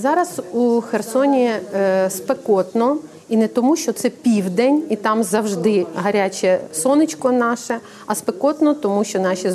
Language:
Finnish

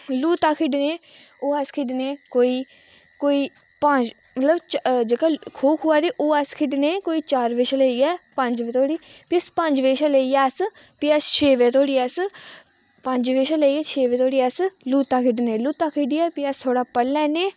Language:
Dogri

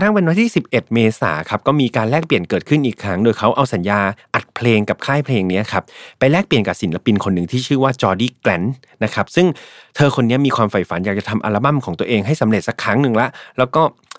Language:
Thai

